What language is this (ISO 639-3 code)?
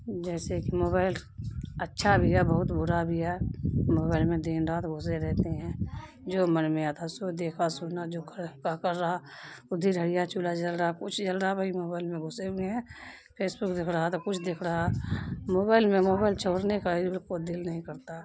urd